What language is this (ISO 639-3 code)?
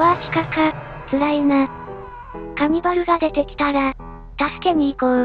jpn